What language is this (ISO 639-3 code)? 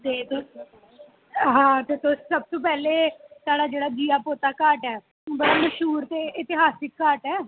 doi